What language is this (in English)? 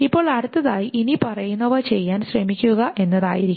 Malayalam